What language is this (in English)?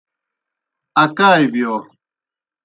Kohistani Shina